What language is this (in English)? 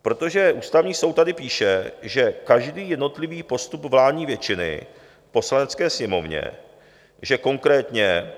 Czech